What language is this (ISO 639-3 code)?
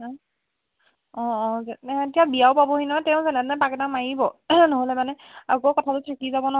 asm